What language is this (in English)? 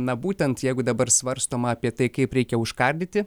Lithuanian